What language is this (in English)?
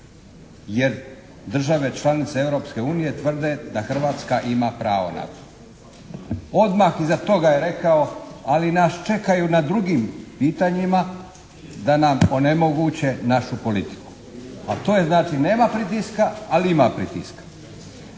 Croatian